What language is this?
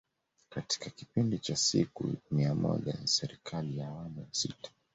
Swahili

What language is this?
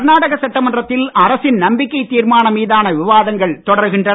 Tamil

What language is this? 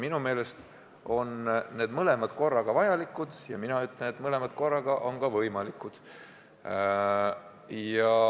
Estonian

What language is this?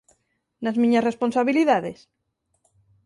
Galician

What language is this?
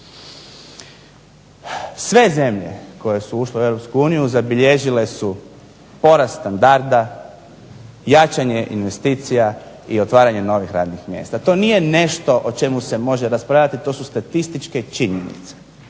Croatian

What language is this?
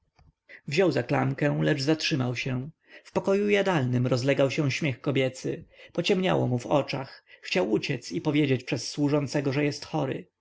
Polish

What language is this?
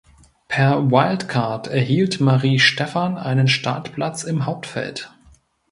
German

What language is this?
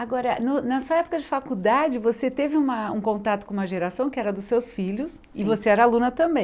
Portuguese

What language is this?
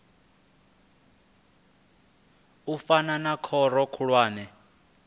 Venda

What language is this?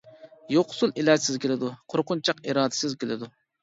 Uyghur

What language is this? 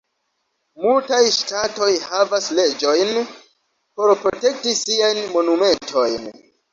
Esperanto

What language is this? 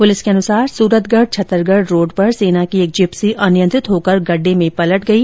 Hindi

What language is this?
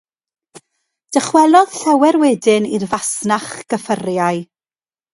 Welsh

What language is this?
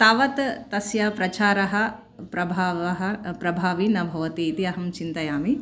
Sanskrit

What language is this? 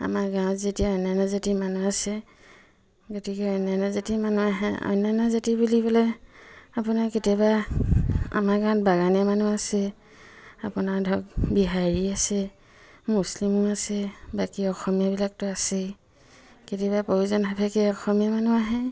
Assamese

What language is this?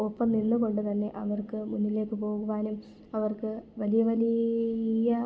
Malayalam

